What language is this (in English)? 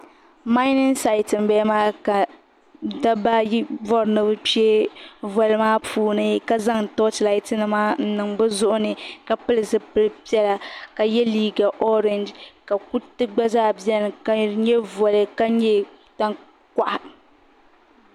Dagbani